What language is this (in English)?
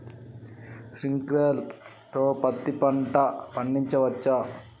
Telugu